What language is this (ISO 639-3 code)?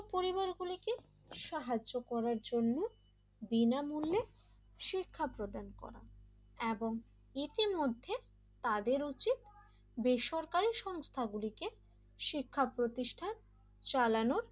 ben